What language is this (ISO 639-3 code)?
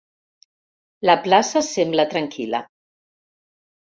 cat